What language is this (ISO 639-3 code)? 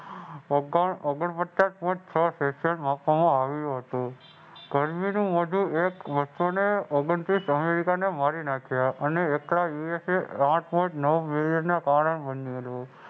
guj